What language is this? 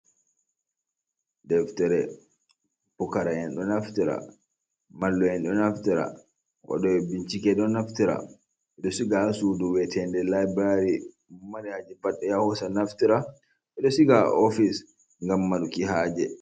Fula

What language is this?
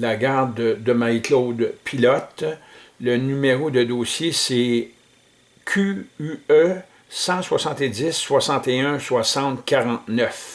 French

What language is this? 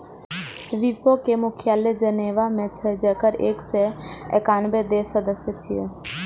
Maithili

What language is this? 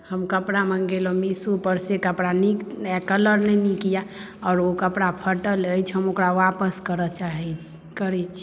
Maithili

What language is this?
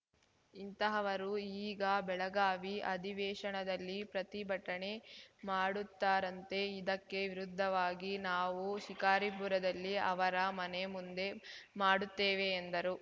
Kannada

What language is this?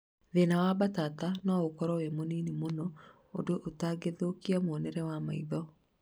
Kikuyu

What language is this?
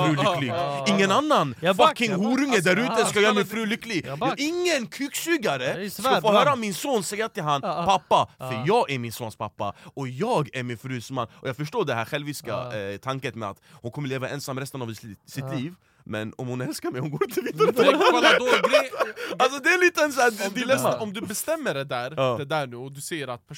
Swedish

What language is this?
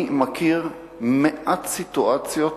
Hebrew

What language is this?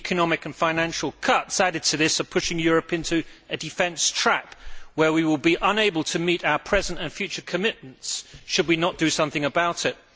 English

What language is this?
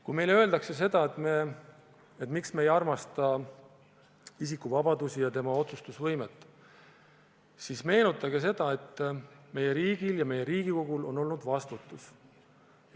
Estonian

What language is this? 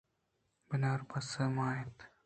Eastern Balochi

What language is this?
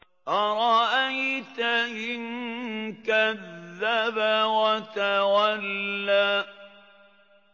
Arabic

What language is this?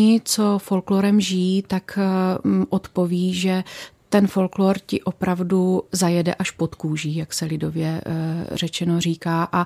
Czech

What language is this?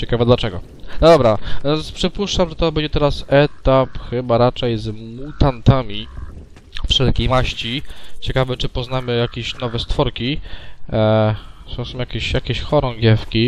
Polish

